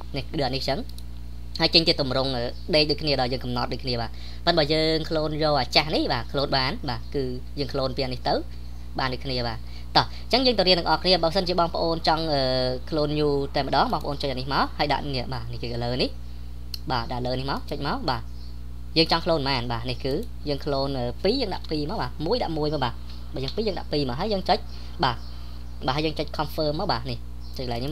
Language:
Vietnamese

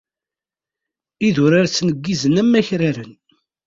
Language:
Kabyle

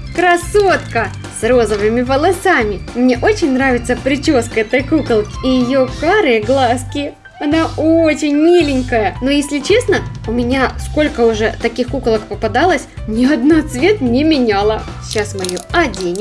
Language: Russian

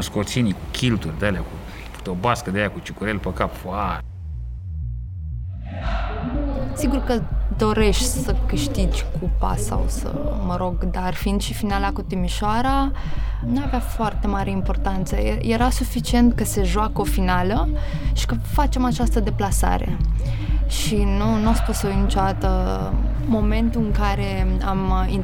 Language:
Romanian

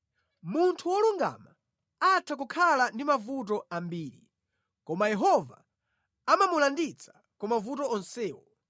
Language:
Nyanja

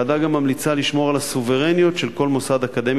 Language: Hebrew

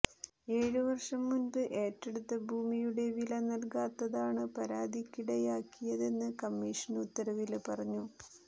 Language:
Malayalam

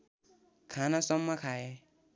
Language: Nepali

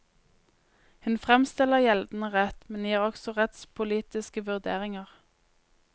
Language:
Norwegian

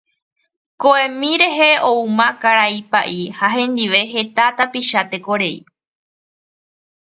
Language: Guarani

